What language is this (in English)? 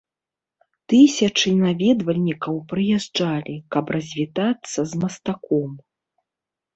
Belarusian